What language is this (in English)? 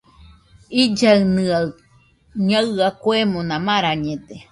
Nüpode Huitoto